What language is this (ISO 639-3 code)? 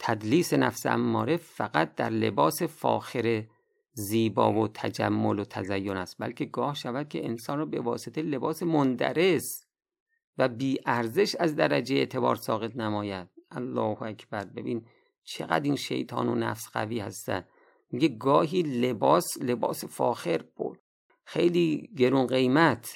fas